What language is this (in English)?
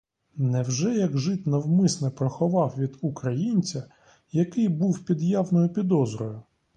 Ukrainian